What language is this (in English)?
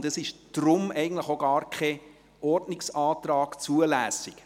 Swiss German